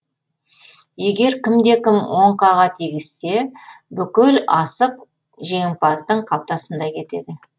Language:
Kazakh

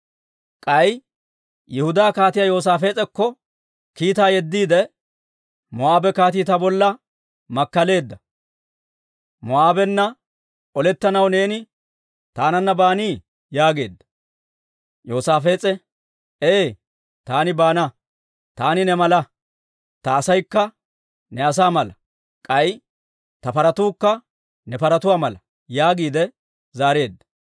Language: Dawro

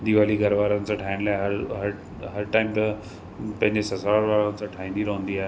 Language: Sindhi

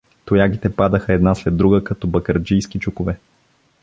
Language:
Bulgarian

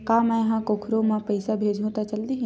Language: Chhattisgarhi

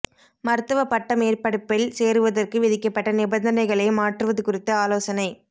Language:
Tamil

